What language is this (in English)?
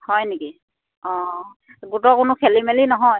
Assamese